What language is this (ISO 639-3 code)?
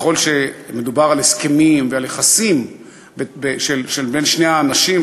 heb